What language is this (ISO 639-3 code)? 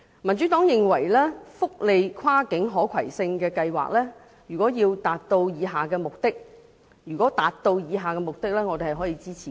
yue